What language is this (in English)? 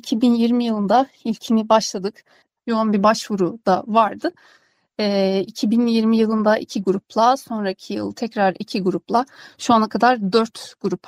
Turkish